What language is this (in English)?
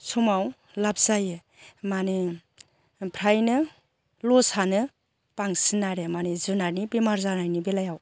Bodo